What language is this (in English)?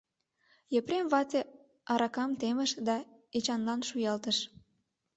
Mari